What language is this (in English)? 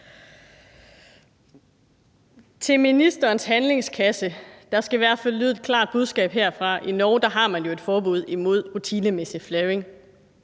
Danish